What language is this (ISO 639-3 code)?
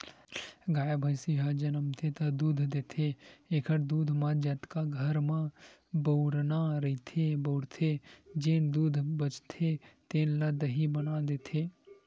hne